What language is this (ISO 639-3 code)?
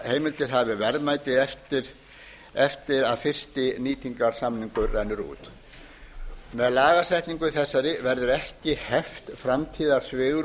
isl